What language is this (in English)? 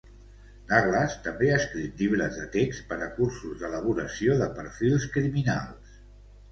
Catalan